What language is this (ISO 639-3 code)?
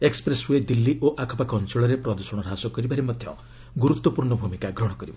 ori